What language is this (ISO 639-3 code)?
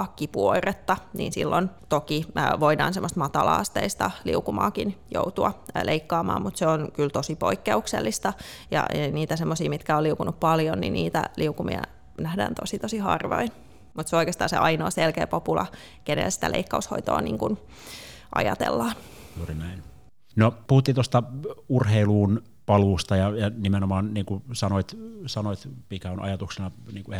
fin